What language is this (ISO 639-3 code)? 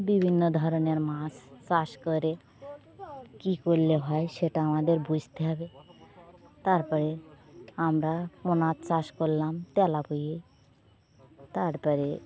ben